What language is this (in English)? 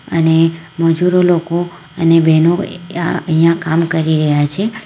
Gujarati